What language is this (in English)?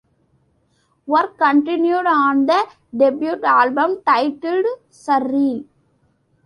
English